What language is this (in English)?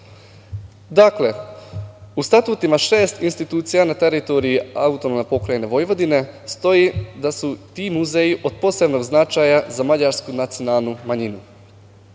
Serbian